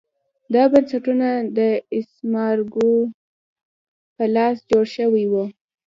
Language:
Pashto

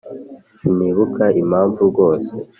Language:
Kinyarwanda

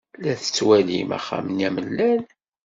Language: Kabyle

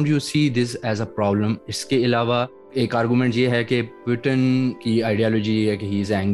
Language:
Urdu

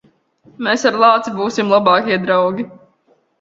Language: Latvian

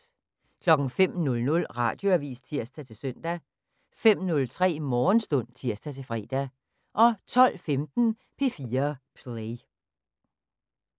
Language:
Danish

